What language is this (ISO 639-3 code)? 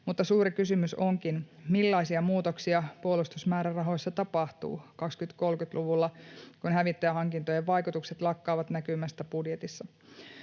fin